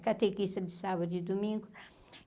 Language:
Portuguese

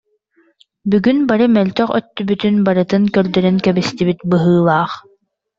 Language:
Yakut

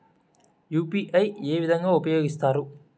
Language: Telugu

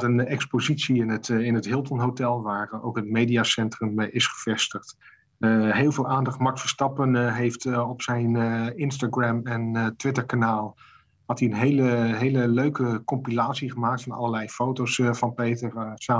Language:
Dutch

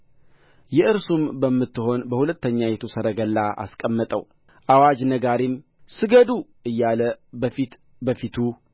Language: Amharic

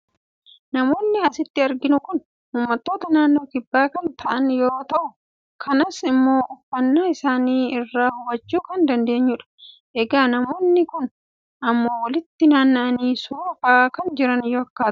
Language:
Oromo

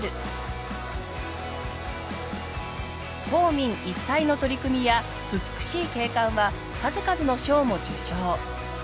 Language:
Japanese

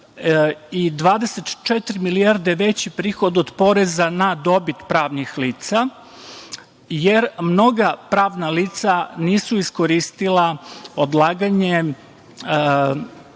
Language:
Serbian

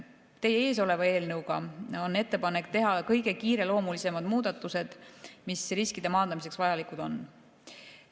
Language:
Estonian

